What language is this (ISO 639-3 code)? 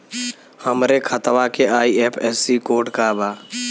bho